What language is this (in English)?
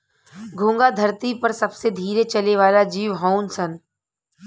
Bhojpuri